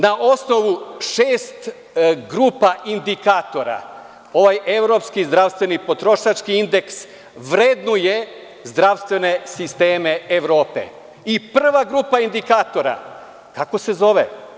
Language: Serbian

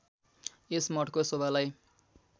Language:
Nepali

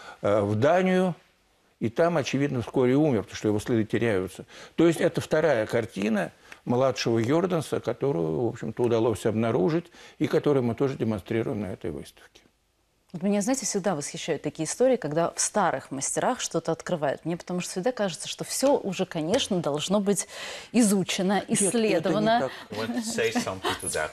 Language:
Russian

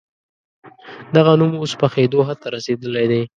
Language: Pashto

